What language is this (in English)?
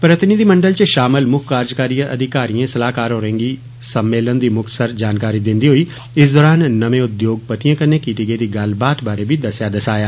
Dogri